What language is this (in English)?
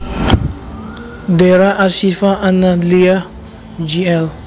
Javanese